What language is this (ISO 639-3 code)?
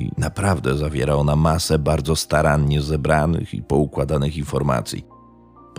pol